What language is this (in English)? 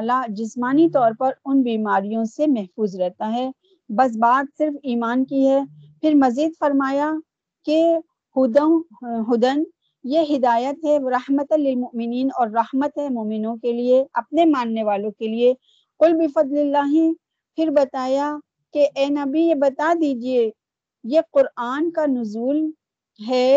Urdu